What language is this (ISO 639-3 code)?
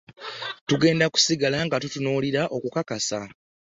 lug